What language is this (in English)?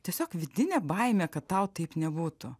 Lithuanian